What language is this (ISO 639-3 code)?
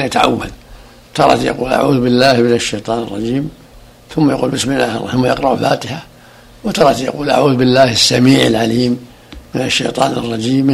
ara